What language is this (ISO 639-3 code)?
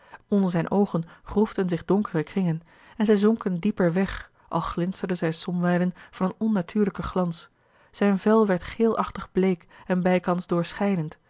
nld